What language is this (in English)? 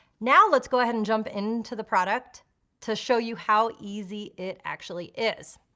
English